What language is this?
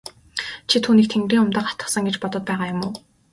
Mongolian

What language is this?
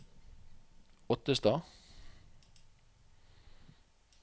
Norwegian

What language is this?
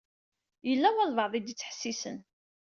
Kabyle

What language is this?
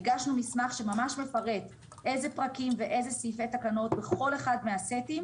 Hebrew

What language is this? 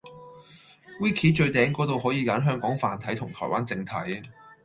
Cantonese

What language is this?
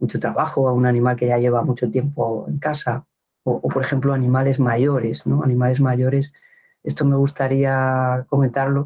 Spanish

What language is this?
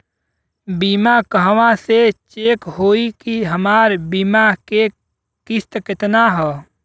Bhojpuri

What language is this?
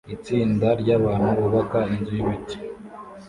Kinyarwanda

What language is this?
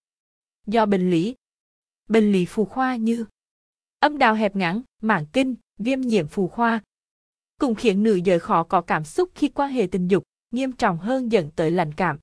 Vietnamese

